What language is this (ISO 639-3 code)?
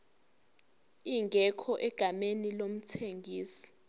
zul